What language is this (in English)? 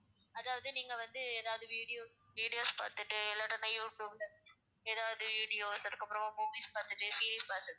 Tamil